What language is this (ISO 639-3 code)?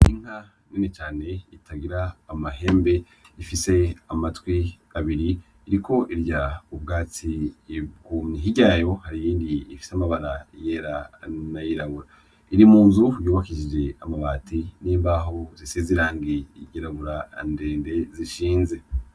run